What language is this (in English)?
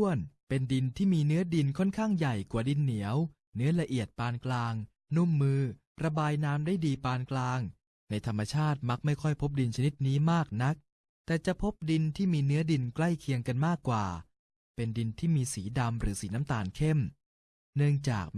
Thai